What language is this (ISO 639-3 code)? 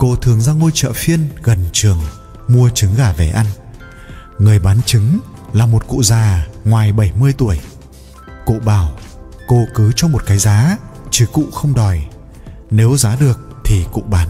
vie